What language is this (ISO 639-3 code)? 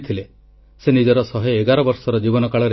ori